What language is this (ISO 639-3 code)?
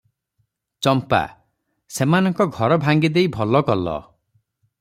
ori